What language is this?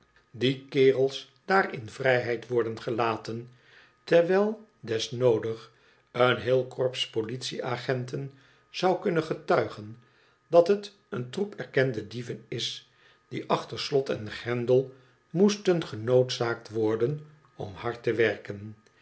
Dutch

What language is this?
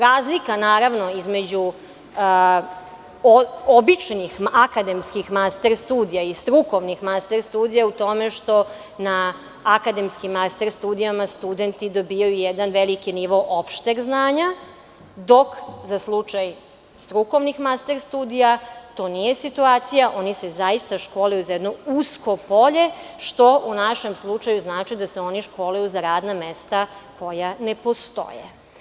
Serbian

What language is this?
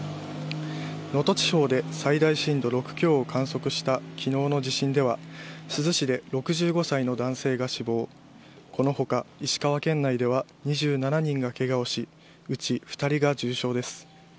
Japanese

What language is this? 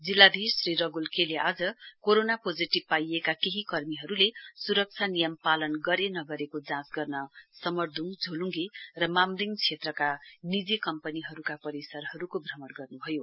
Nepali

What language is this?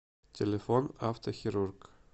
Russian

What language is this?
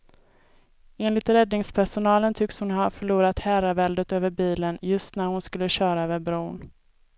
Swedish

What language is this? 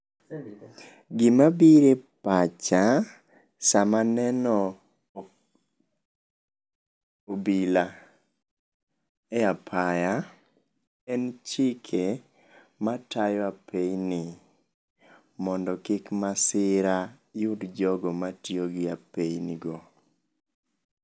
Luo (Kenya and Tanzania)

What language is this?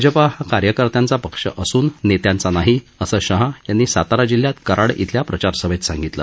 Marathi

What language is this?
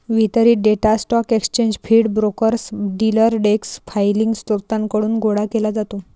Marathi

